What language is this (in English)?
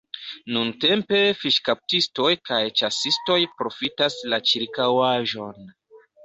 Esperanto